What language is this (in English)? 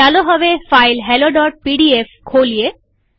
Gujarati